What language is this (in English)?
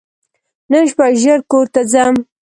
Pashto